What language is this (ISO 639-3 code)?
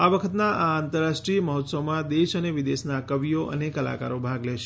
guj